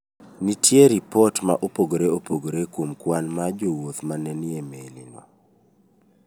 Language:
Luo (Kenya and Tanzania)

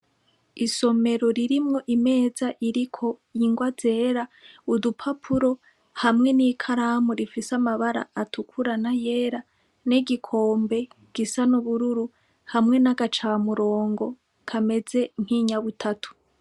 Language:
Rundi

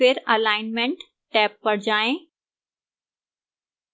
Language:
Hindi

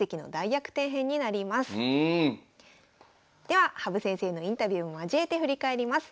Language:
Japanese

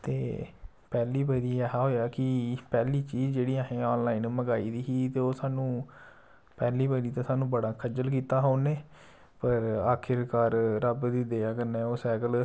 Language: Dogri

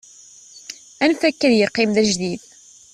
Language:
Kabyle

